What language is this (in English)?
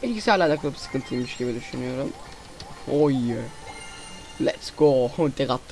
Turkish